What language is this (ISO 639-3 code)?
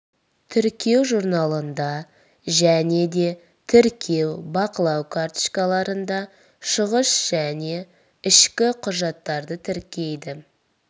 kaz